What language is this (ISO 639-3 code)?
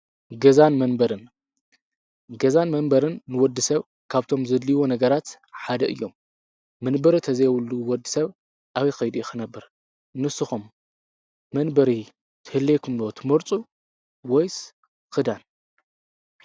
tir